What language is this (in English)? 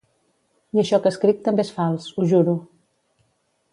Catalan